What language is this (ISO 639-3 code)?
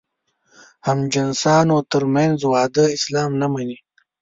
pus